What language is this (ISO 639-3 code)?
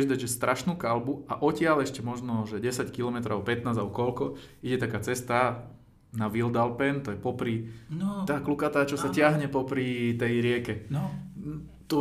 slk